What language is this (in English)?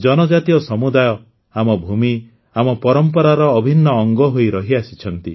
Odia